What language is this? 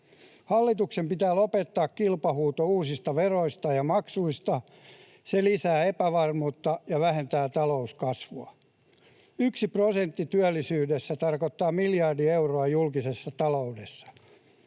Finnish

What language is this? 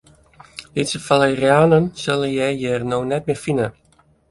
Western Frisian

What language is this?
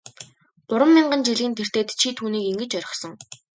Mongolian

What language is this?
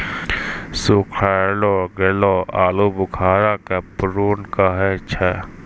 Maithili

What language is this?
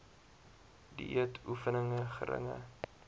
Afrikaans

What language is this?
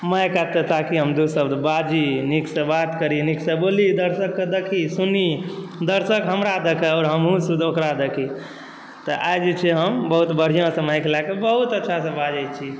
Maithili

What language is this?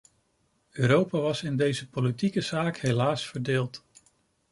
Dutch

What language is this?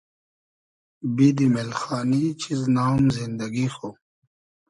Hazaragi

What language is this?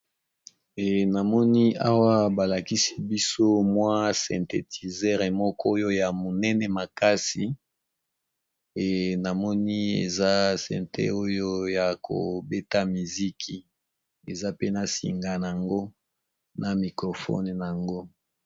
Lingala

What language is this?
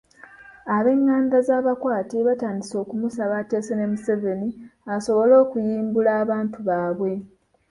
Ganda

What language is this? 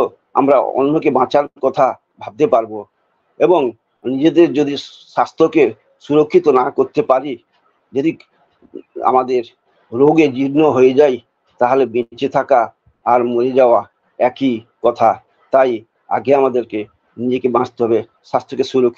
Bangla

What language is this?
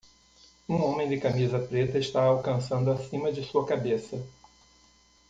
Portuguese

